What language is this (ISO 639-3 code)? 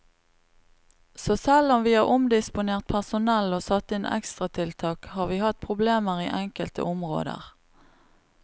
nor